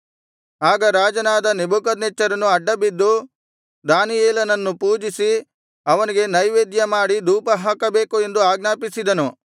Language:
Kannada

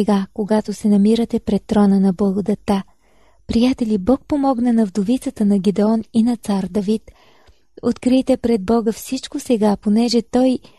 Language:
Bulgarian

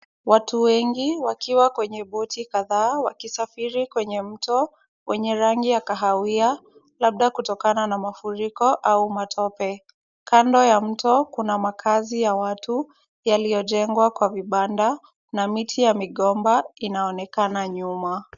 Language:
Swahili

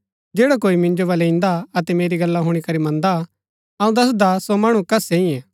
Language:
Gaddi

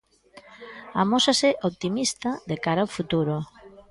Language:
Galician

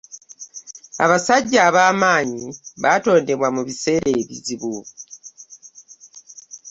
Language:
Ganda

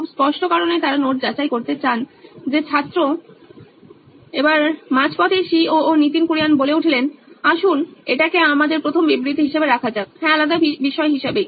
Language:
Bangla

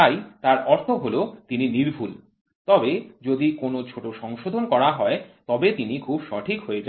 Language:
Bangla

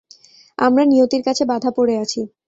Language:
Bangla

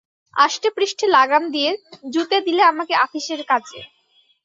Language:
Bangla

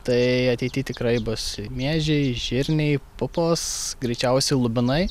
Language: Lithuanian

